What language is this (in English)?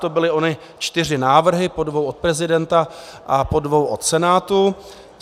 Czech